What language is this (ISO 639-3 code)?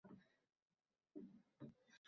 uzb